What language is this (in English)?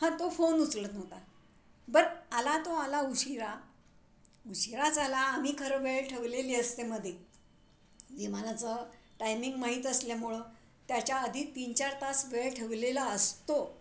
Marathi